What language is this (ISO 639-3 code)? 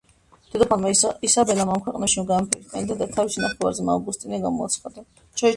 kat